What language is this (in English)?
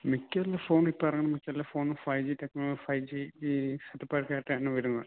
Malayalam